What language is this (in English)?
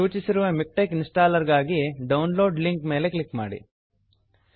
Kannada